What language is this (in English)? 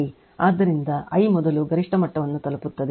Kannada